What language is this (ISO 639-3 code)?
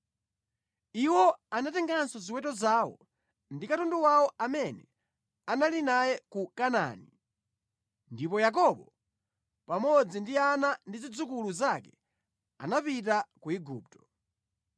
nya